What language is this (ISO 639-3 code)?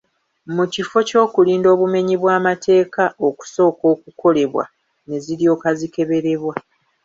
lug